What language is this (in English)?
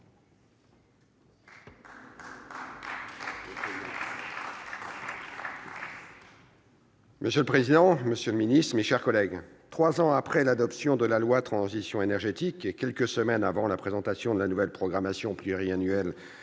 French